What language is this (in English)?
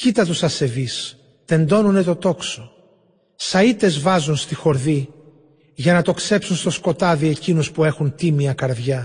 Greek